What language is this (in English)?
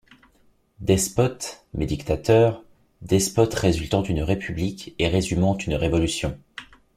French